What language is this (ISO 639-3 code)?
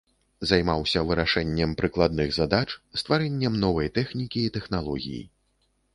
bel